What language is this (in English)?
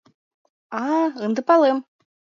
Mari